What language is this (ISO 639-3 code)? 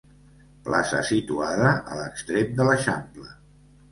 cat